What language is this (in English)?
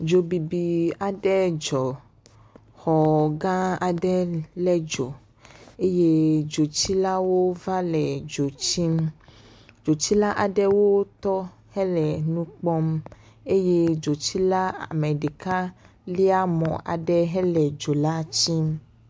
Ewe